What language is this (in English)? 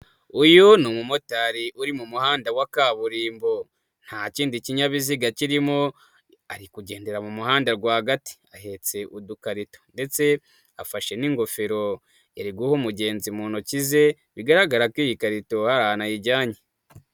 Kinyarwanda